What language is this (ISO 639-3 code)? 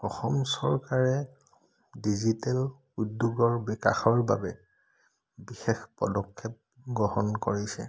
asm